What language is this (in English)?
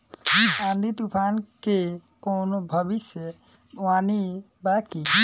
Bhojpuri